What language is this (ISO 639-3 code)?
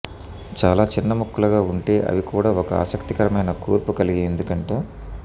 tel